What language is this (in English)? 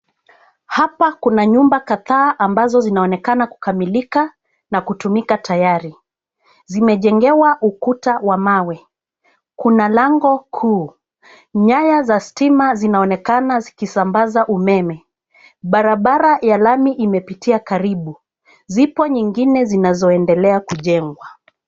Swahili